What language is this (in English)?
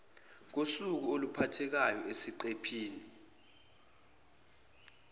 Zulu